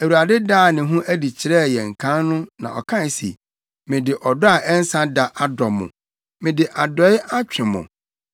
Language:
Akan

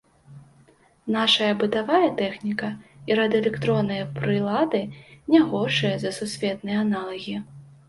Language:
Belarusian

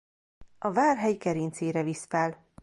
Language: Hungarian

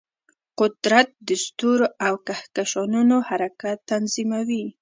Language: Pashto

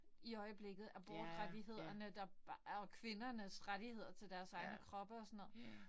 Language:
Danish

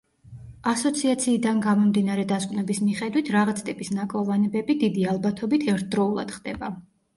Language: Georgian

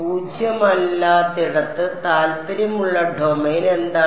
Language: Malayalam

